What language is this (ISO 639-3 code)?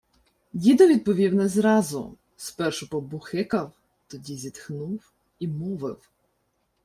ukr